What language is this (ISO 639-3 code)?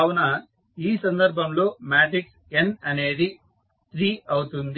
tel